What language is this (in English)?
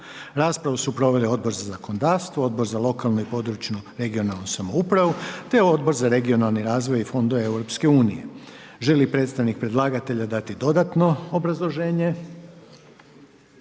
Croatian